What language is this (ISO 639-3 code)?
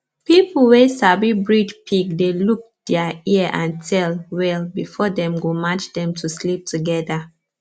pcm